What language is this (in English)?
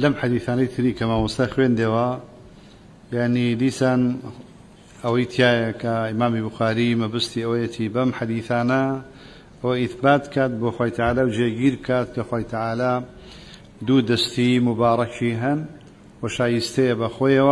Arabic